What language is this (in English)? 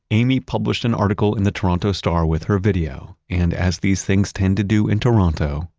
English